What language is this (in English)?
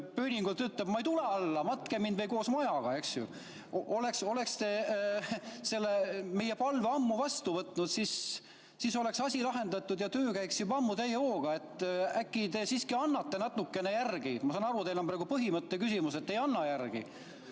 Estonian